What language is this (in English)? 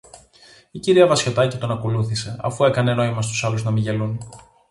Greek